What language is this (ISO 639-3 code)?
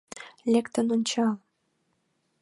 chm